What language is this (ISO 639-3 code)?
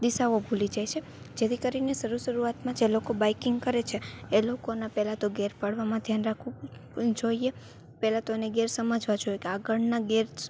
guj